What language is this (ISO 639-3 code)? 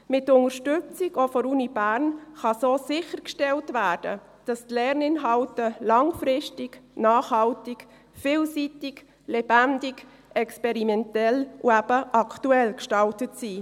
gsw